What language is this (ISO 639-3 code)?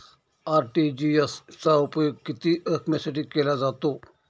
mar